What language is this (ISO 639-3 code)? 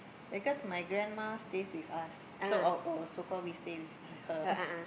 eng